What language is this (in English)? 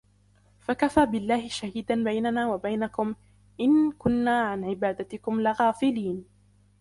Arabic